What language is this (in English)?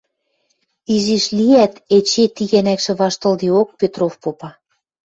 Western Mari